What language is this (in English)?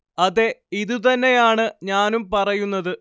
Malayalam